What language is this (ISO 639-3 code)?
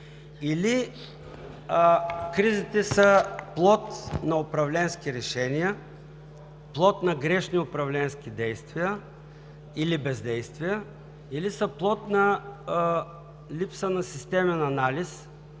bul